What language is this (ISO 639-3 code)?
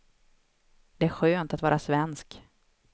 swe